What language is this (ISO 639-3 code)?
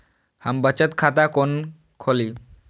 mai